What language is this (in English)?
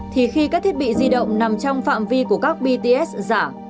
Vietnamese